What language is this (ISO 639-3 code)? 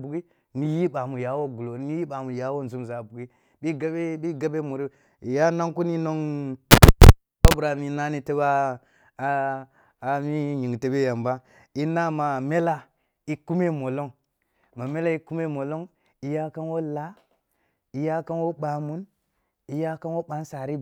bbu